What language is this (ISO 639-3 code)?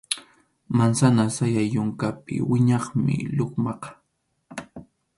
qxu